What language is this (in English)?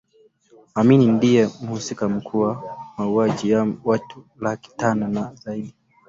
Swahili